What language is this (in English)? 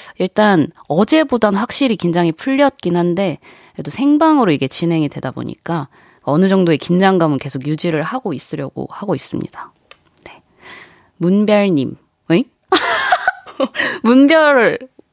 Korean